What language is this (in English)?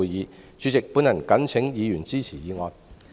Cantonese